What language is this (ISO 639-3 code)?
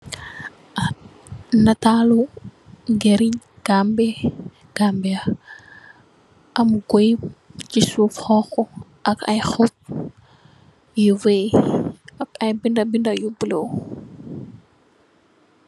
wol